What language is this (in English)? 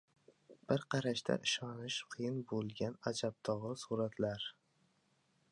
Uzbek